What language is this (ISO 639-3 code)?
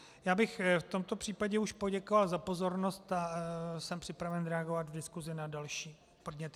ces